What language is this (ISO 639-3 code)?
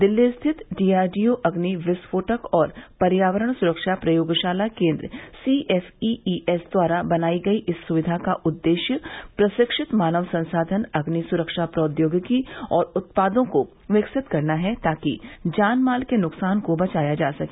hin